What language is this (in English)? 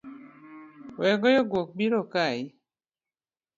Luo (Kenya and Tanzania)